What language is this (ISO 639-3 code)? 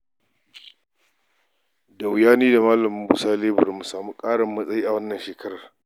hau